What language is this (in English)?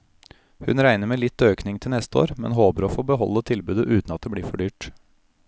Norwegian